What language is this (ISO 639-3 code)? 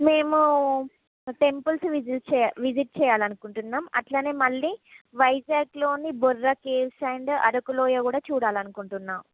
tel